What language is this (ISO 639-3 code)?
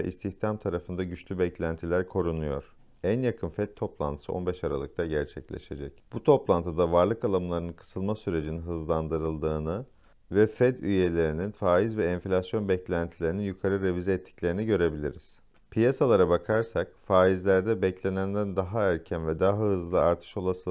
tur